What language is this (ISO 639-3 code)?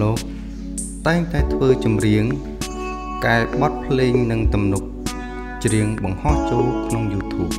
tha